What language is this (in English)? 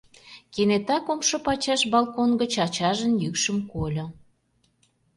Mari